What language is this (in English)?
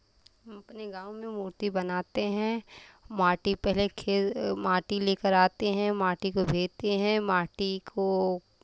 Hindi